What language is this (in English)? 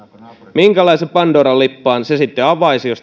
Finnish